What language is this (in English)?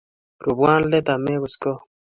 Kalenjin